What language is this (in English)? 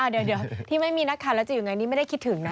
Thai